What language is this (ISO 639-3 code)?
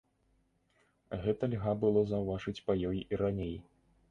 bel